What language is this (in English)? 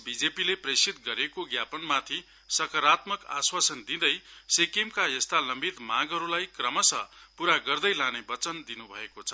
Nepali